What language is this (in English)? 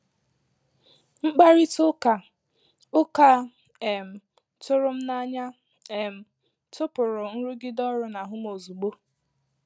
Igbo